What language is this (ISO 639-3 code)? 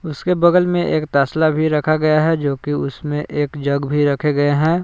hin